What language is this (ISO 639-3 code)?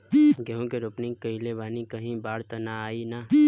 bho